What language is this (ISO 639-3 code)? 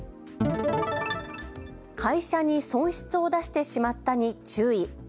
jpn